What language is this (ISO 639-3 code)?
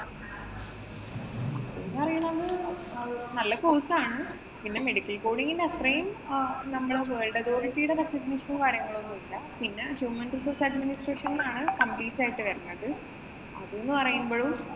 mal